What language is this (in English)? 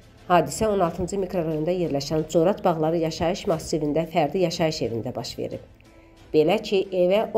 Turkish